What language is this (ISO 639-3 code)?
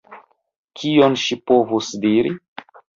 epo